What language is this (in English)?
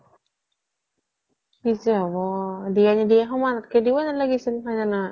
Assamese